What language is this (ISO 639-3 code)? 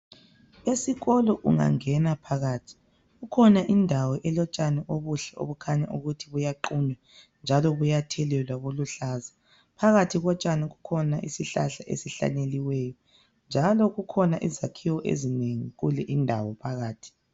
nde